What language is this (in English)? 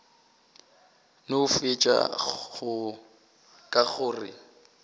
Northern Sotho